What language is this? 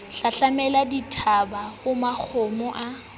Southern Sotho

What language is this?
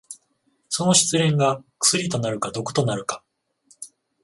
Japanese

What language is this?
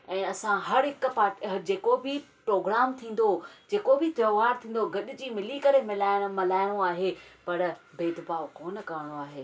Sindhi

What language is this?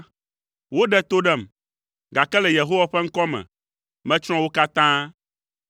Ewe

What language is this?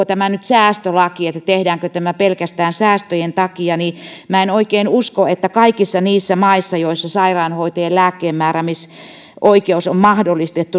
Finnish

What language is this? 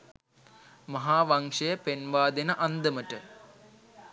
Sinhala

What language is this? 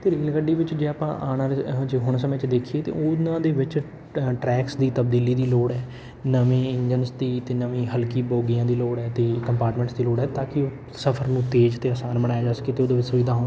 Punjabi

